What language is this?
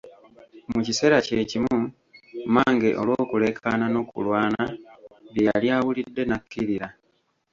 Ganda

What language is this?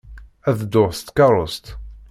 Kabyle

